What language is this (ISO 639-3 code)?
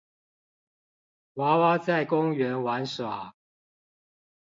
zho